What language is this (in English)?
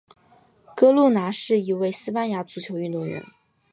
Chinese